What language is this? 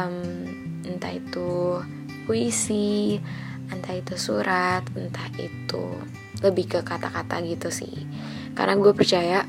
Indonesian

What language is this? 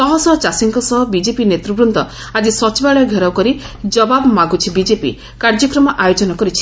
Odia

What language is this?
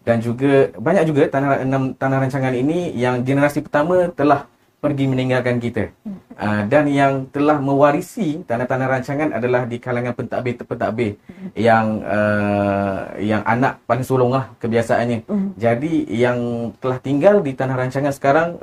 Malay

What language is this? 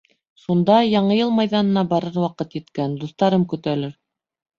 Bashkir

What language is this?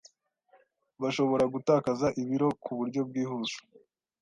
Kinyarwanda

